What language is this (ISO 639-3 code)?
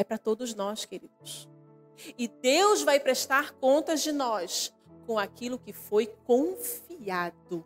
por